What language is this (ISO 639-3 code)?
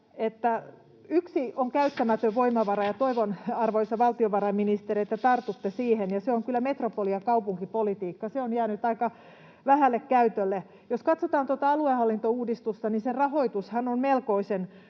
fin